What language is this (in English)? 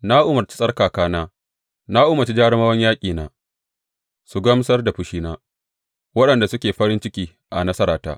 Hausa